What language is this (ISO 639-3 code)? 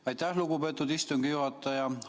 est